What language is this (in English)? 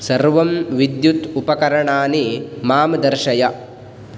Sanskrit